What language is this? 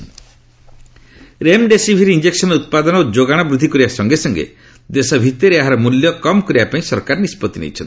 Odia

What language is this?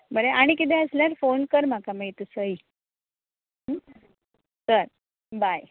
Konkani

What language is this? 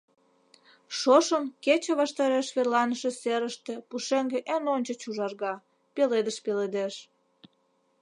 Mari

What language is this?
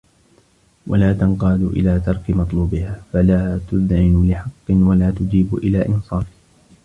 Arabic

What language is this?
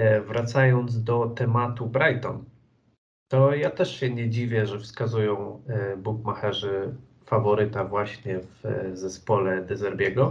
Polish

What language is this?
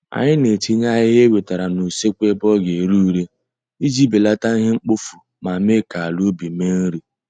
Igbo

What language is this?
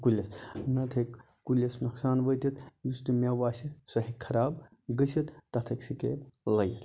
Kashmiri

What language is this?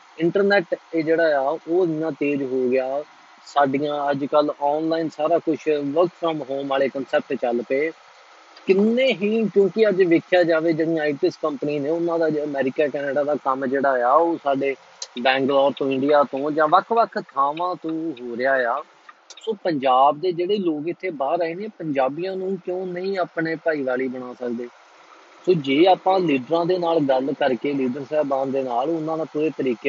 Punjabi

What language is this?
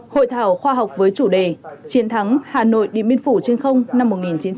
Vietnamese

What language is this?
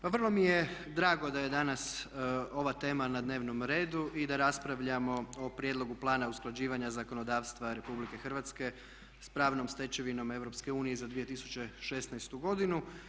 Croatian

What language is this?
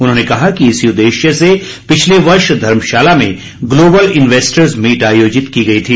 Hindi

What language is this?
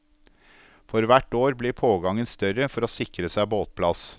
Norwegian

